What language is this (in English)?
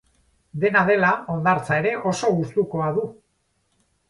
Basque